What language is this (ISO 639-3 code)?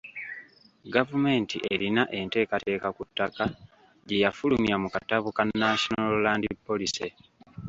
lug